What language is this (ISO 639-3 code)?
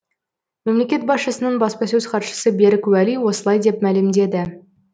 kaz